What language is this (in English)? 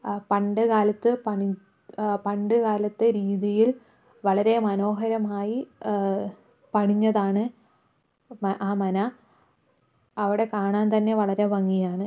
Malayalam